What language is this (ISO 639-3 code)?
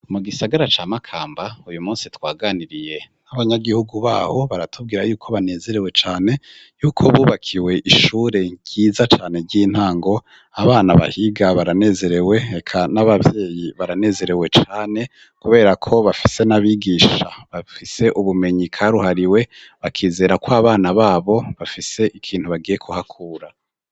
run